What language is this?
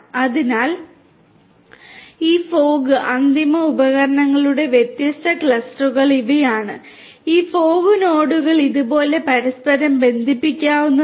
Malayalam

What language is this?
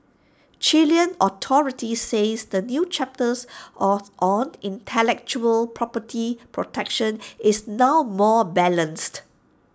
English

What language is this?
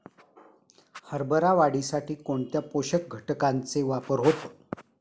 Marathi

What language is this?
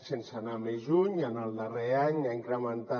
Catalan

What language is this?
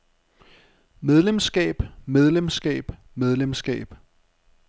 Danish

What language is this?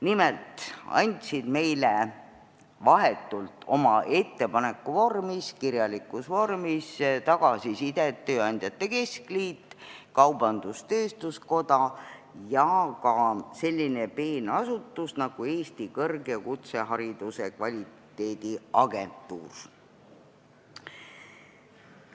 Estonian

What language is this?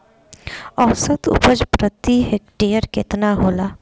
Bhojpuri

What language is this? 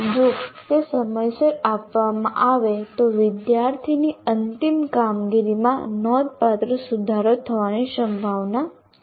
Gujarati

